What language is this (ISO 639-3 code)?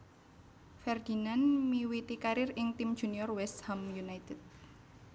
jav